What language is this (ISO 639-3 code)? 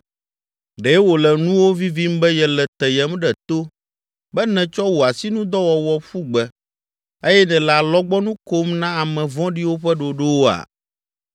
ewe